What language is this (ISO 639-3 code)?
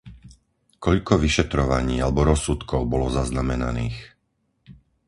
slk